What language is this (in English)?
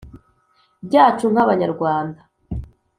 Kinyarwanda